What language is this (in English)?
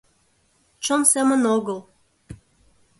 Mari